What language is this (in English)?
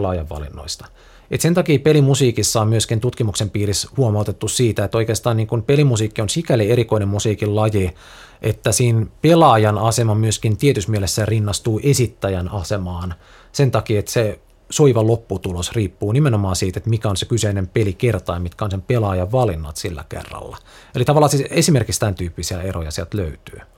Finnish